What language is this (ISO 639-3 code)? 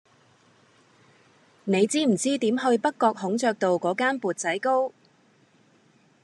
yue